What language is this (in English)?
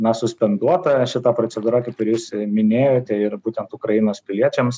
Lithuanian